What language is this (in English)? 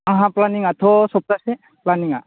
Bodo